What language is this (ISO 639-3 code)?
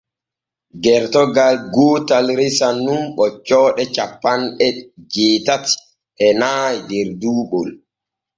fue